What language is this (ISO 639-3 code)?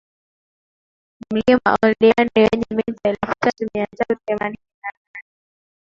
swa